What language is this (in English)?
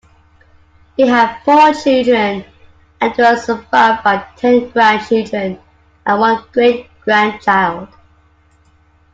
English